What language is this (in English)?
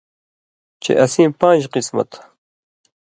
Indus Kohistani